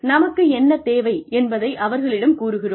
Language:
Tamil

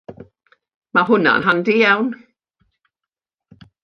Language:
Welsh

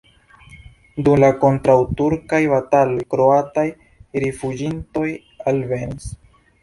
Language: Esperanto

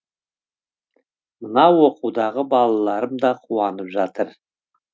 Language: Kazakh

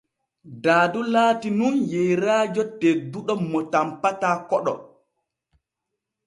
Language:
Borgu Fulfulde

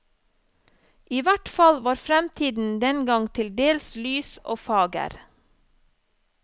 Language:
Norwegian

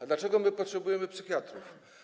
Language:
Polish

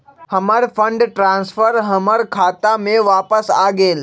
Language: Magahi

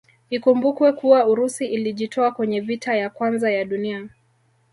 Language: Swahili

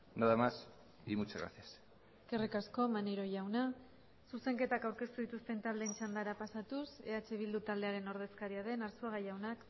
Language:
Basque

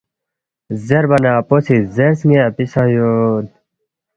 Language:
Balti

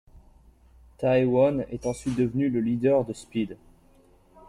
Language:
French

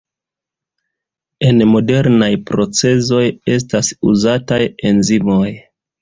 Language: Esperanto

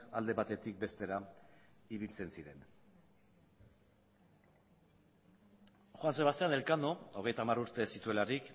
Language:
Basque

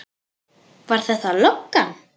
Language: Icelandic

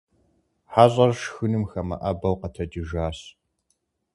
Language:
Kabardian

